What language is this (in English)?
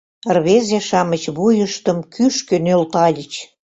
Mari